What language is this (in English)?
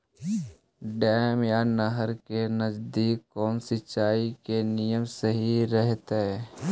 Magahi